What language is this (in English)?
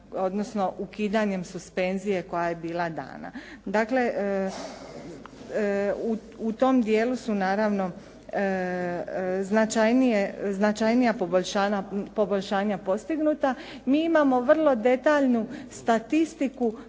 Croatian